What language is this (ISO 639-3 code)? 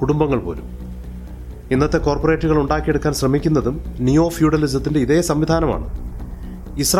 mal